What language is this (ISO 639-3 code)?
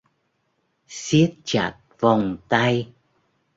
vie